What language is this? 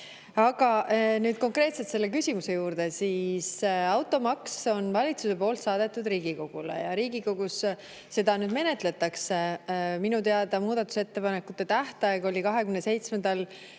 Estonian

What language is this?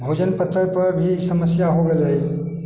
Maithili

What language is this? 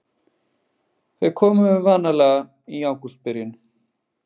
Icelandic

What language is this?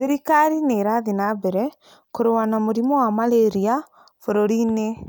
Kikuyu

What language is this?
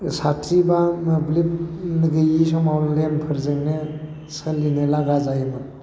Bodo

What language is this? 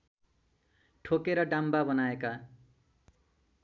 Nepali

